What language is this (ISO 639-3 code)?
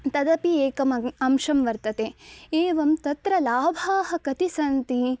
san